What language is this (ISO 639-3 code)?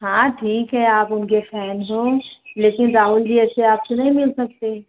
hin